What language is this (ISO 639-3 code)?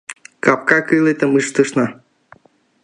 chm